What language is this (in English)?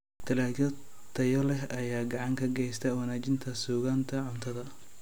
Somali